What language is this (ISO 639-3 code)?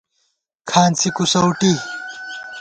gwt